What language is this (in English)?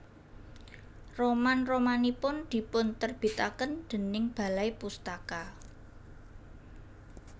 Javanese